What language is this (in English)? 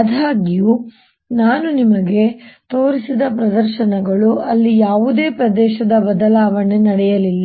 Kannada